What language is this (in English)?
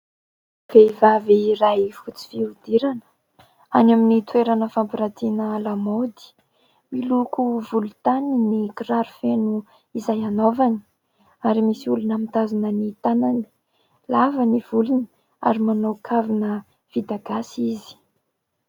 Malagasy